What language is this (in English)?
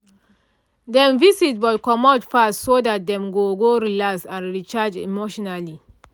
Nigerian Pidgin